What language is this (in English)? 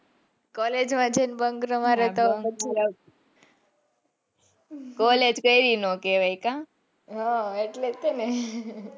Gujarati